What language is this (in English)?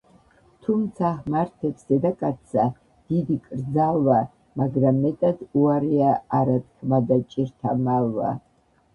Georgian